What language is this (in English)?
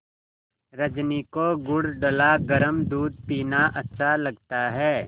Hindi